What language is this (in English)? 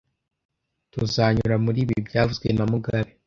Kinyarwanda